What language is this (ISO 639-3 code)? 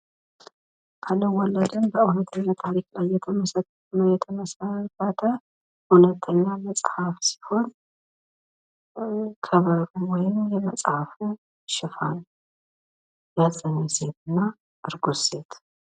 amh